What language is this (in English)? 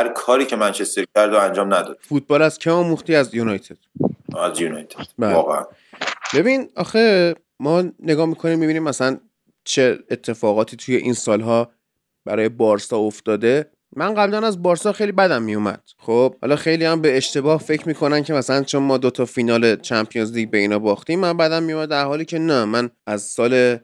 Persian